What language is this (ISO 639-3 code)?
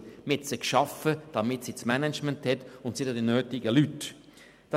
gsw